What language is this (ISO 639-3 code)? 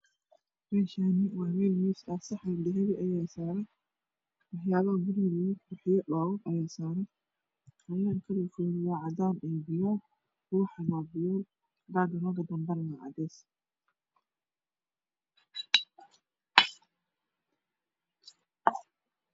som